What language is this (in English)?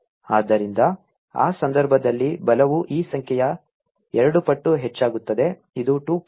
Kannada